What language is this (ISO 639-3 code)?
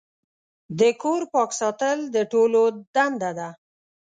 pus